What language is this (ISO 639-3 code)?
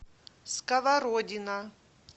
rus